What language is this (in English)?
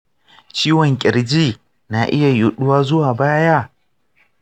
Hausa